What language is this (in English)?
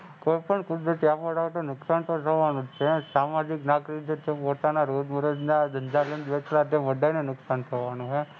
Gujarati